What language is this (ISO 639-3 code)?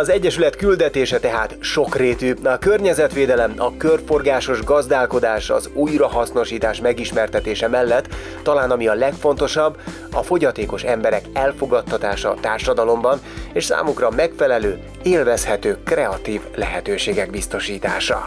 hun